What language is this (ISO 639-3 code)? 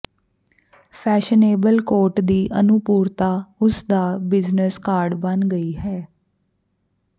pan